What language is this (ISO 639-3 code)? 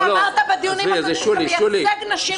heb